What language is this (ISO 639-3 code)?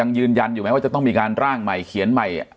tha